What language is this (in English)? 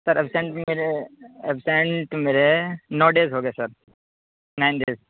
Urdu